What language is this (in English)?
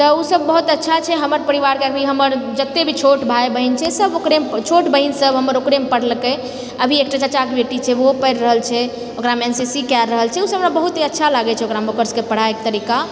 Maithili